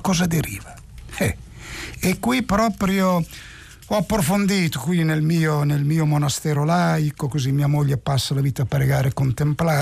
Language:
Italian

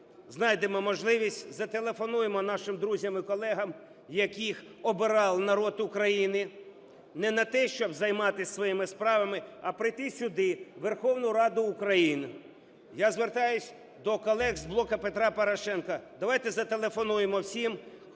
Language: Ukrainian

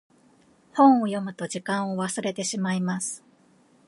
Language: Japanese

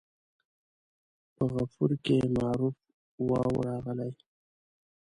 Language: Pashto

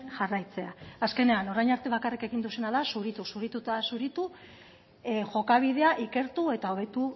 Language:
Basque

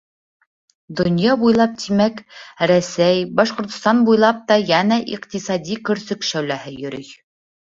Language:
Bashkir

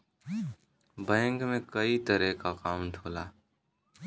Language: Bhojpuri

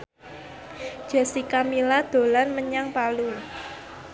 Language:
Javanese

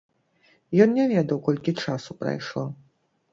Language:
Belarusian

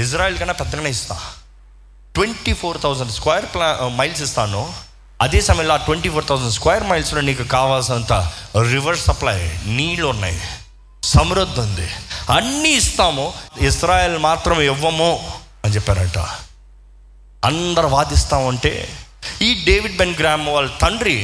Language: Telugu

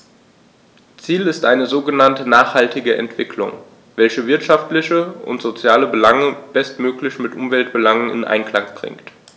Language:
German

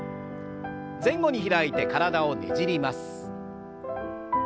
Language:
Japanese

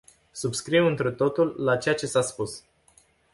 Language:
Romanian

